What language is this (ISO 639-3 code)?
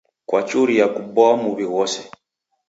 dav